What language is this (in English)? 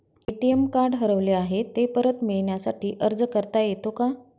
Marathi